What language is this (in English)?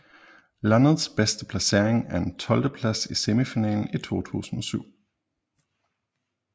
Danish